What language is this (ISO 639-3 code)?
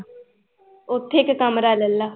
pan